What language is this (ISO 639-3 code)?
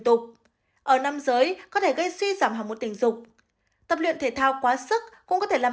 vie